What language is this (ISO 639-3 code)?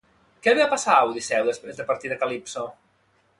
cat